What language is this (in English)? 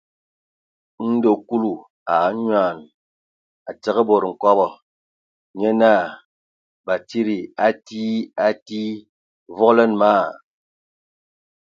Ewondo